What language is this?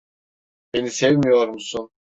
Turkish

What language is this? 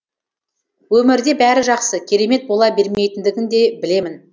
Kazakh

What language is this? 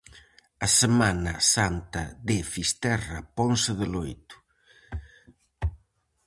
Galician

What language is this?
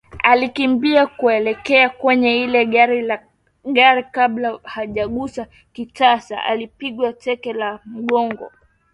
Swahili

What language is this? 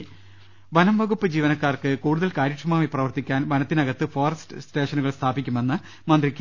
Malayalam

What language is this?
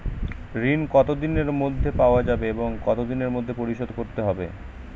Bangla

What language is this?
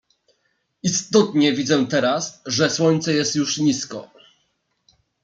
Polish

